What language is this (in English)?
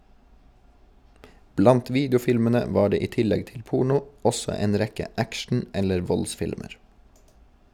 Norwegian